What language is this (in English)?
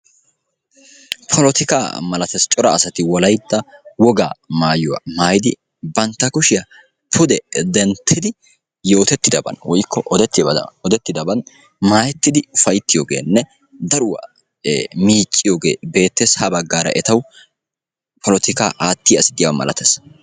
Wolaytta